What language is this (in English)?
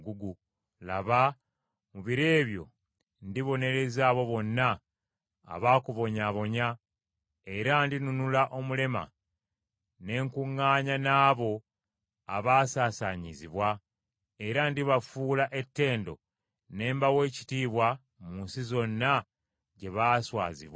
Ganda